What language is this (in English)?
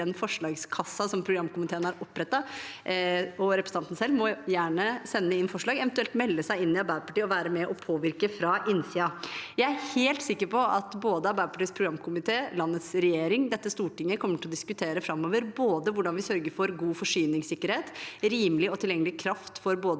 Norwegian